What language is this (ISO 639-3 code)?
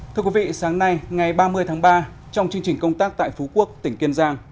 vie